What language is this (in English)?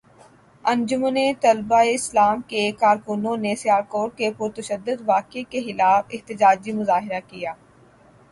Urdu